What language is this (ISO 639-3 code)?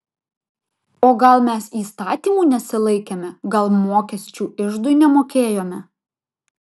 lit